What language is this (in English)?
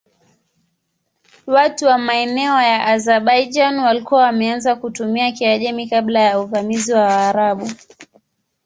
Swahili